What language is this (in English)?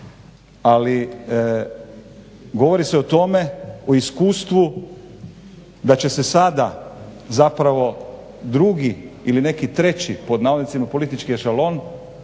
Croatian